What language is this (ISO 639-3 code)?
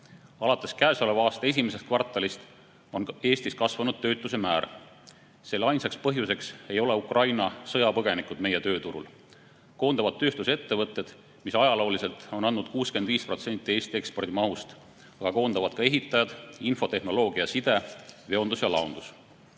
est